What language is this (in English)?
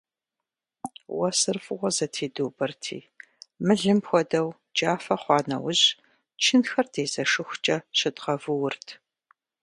Kabardian